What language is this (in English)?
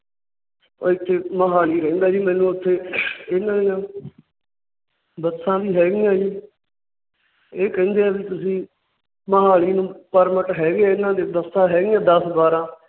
Punjabi